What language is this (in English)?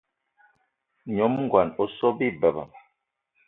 Eton (Cameroon)